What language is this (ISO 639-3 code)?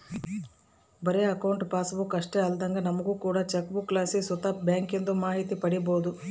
kan